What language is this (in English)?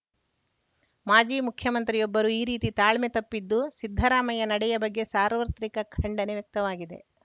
Kannada